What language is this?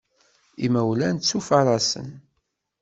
Kabyle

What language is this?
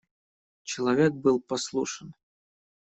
Russian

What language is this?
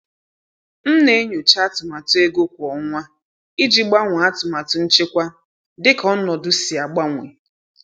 Igbo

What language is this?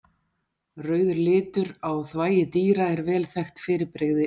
Icelandic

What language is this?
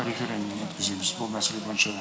Kazakh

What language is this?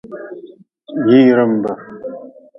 Nawdm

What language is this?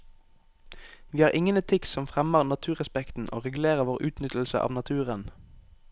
Norwegian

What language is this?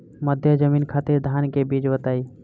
Bhojpuri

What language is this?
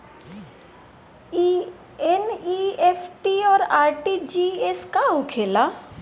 Bhojpuri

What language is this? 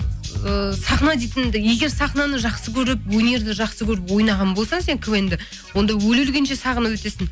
Kazakh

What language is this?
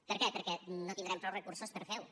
Catalan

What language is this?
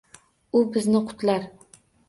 Uzbek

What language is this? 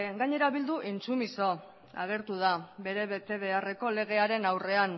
Basque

